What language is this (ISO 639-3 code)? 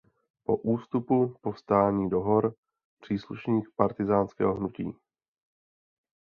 ces